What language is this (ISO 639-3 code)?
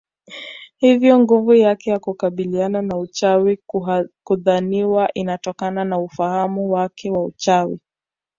swa